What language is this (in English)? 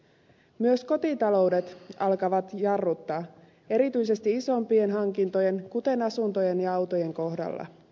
Finnish